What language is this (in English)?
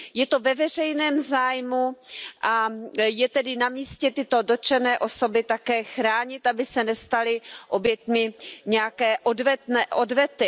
Czech